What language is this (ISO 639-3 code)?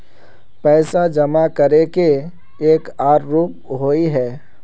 mag